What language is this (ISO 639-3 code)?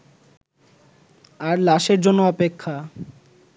ben